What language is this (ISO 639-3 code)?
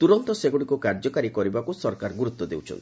ori